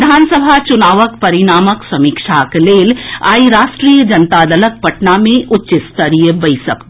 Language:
Maithili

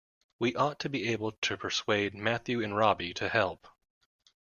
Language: English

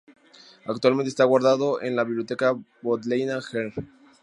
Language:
Spanish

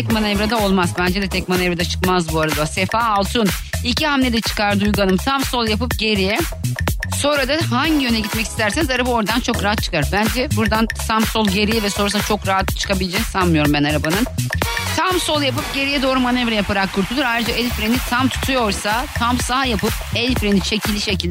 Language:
Turkish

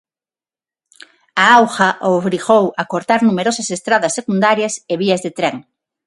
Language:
Galician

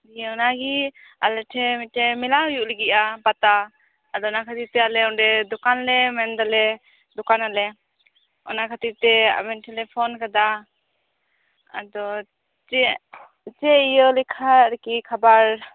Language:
Santali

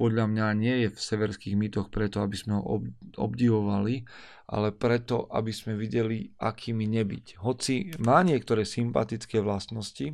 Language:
Slovak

